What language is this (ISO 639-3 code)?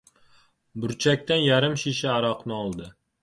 uzb